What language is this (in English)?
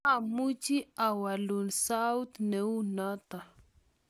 Kalenjin